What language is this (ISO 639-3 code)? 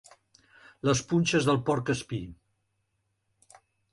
cat